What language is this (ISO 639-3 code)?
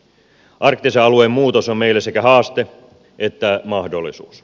fin